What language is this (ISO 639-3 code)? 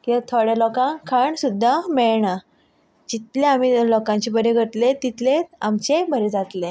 kok